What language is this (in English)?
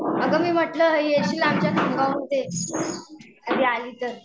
Marathi